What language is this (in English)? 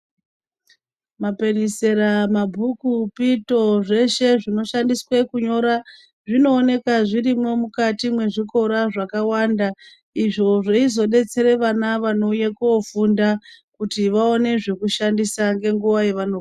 Ndau